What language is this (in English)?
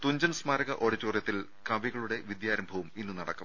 Malayalam